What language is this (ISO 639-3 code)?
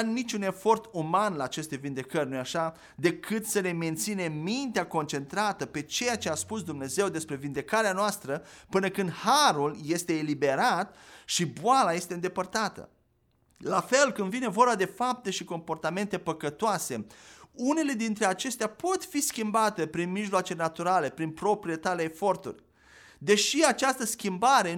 ron